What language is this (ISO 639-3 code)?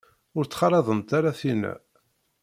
kab